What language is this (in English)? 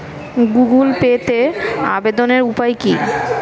Bangla